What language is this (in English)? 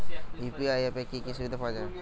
Bangla